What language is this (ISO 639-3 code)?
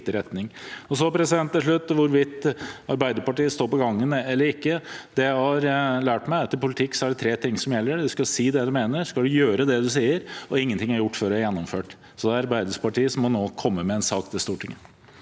nor